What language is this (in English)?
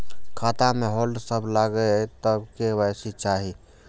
Maithili